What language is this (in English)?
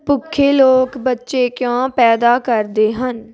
Punjabi